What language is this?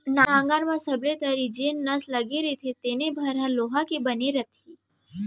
Chhattisgarhi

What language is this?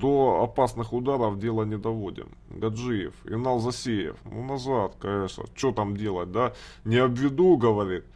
Russian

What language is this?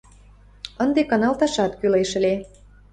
Mari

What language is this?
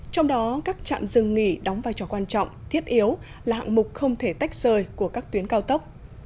Vietnamese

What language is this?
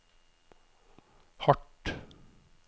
Norwegian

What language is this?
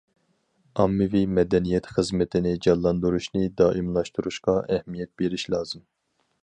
Uyghur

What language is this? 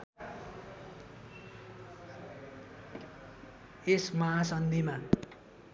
Nepali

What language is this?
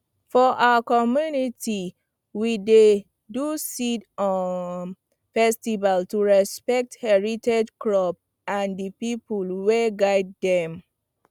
Nigerian Pidgin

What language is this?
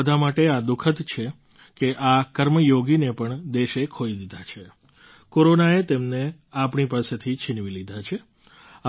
Gujarati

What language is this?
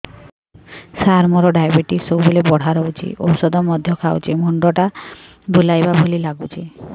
Odia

